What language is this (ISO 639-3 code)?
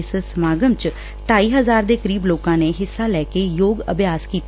pan